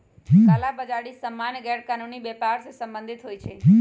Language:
Magahi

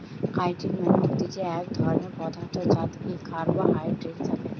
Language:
Bangla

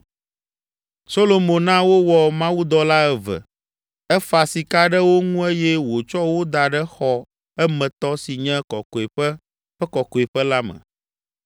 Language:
Ewe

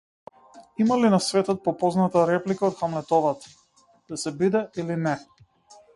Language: Macedonian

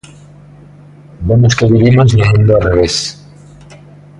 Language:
Galician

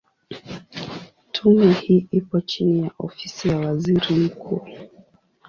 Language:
Swahili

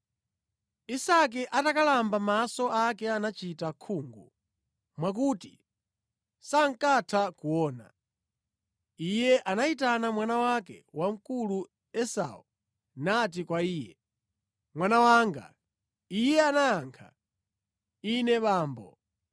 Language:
Nyanja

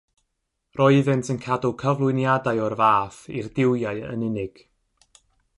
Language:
Welsh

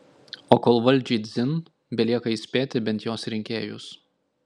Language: Lithuanian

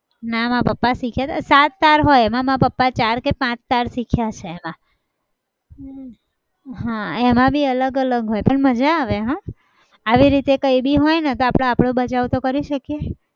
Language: Gujarati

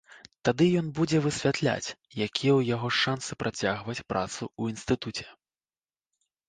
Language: Belarusian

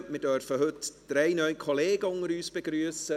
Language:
Swiss German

